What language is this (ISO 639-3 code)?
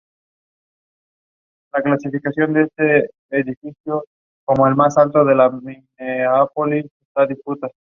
spa